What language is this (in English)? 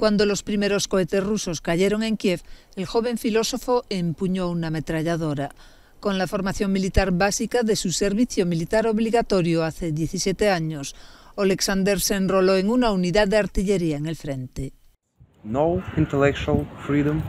Spanish